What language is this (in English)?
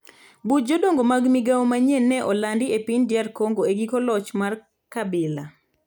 Luo (Kenya and Tanzania)